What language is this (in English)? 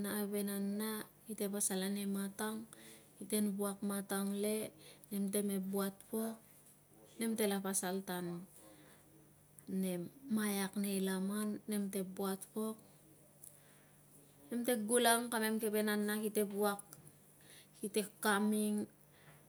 Tungag